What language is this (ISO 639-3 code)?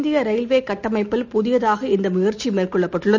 tam